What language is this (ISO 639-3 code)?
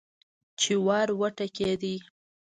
pus